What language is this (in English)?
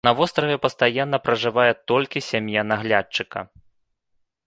Belarusian